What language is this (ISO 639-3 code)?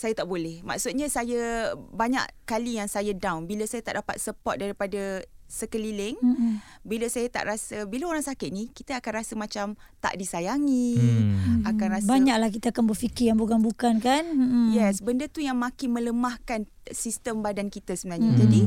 msa